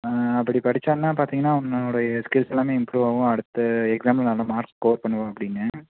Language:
Tamil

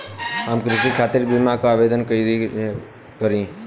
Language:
Bhojpuri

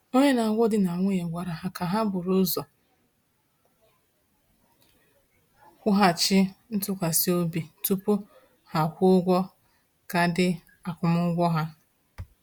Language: Igbo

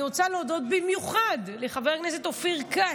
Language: Hebrew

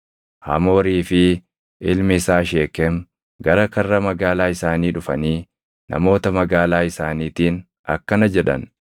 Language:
Oromo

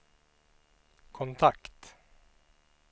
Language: Swedish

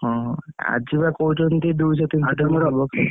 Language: Odia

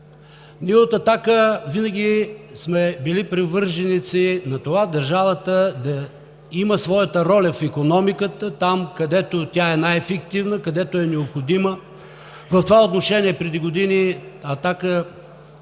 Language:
Bulgarian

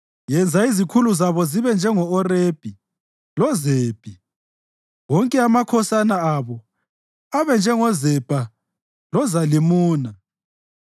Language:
North Ndebele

